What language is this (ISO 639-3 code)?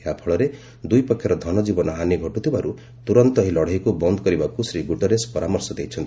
ori